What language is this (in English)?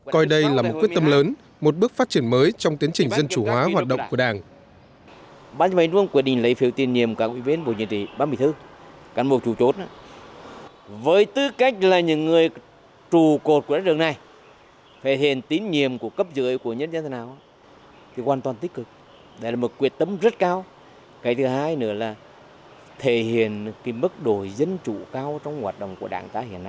Vietnamese